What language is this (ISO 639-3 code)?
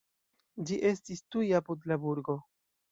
epo